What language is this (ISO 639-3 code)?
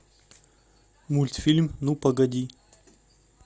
rus